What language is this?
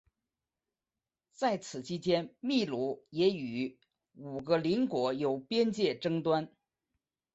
Chinese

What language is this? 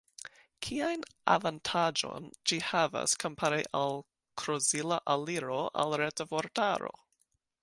Esperanto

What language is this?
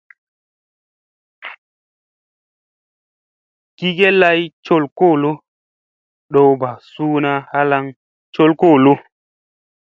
Musey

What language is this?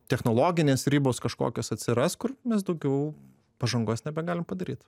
Lithuanian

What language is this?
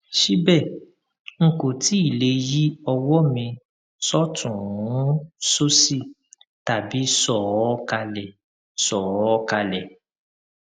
Yoruba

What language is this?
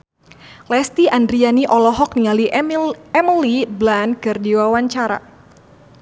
Sundanese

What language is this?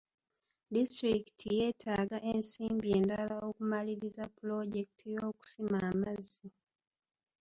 Ganda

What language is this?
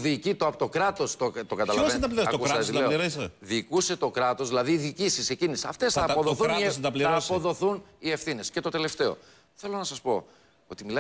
Greek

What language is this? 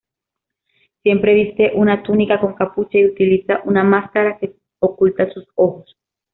Spanish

